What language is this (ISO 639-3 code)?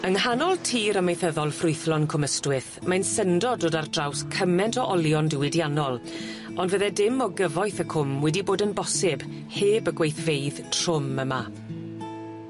cym